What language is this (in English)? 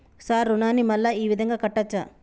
Telugu